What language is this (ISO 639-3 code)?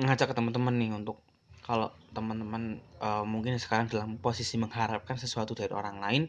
ind